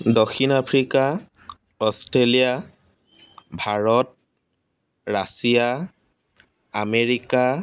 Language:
Assamese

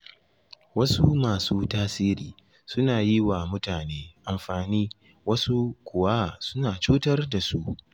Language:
Hausa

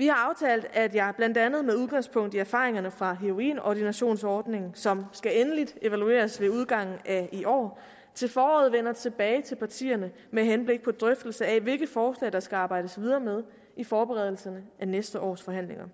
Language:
Danish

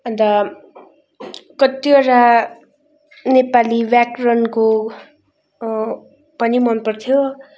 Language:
Nepali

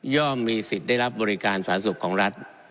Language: Thai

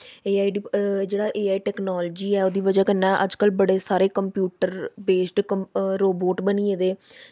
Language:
Dogri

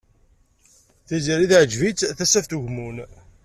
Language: Kabyle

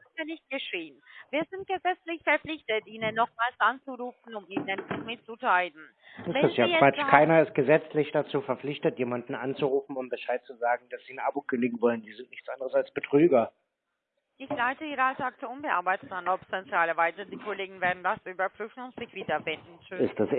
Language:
German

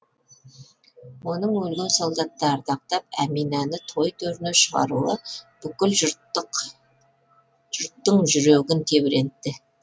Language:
Kazakh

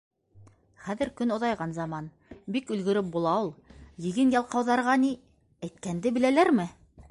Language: Bashkir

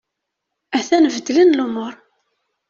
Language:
Kabyle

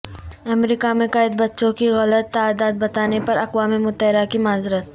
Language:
Urdu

